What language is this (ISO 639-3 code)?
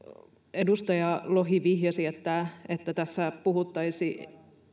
fin